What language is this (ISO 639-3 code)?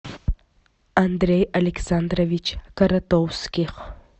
rus